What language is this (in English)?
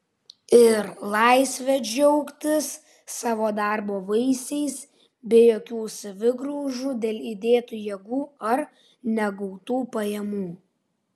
Lithuanian